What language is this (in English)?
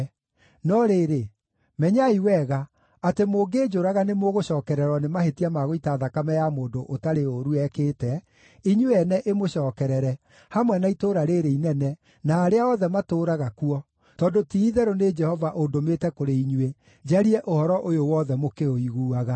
Kikuyu